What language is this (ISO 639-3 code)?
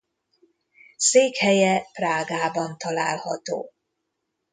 hun